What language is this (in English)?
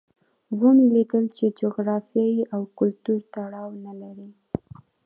Pashto